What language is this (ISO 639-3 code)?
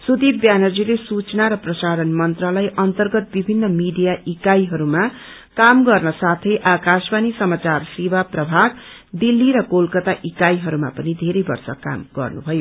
nep